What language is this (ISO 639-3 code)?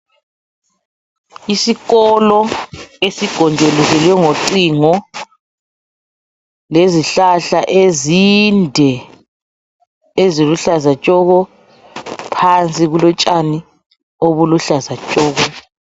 nde